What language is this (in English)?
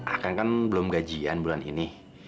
Indonesian